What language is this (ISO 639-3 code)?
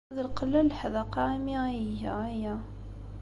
kab